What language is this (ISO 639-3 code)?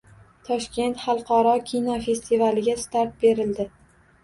uzb